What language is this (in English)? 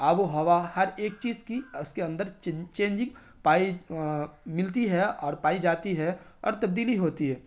Urdu